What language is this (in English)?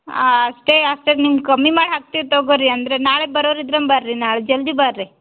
Kannada